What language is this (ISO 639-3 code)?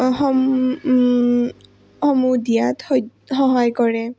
asm